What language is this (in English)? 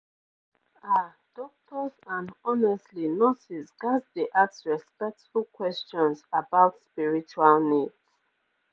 Nigerian Pidgin